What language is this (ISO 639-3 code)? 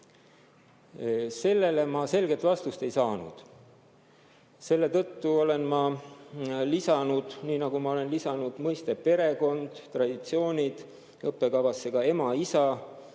est